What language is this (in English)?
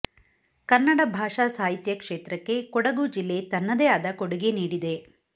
Kannada